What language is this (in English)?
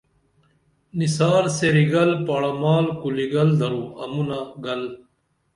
Dameli